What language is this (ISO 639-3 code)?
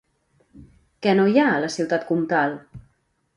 cat